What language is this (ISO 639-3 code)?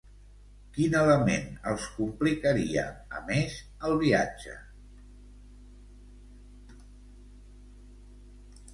cat